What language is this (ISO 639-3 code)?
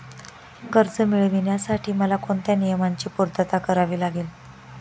mar